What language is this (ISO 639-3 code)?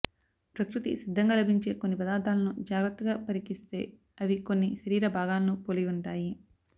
tel